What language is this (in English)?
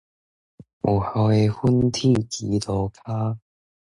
Min Nan Chinese